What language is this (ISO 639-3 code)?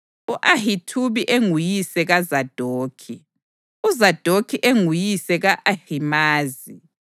nde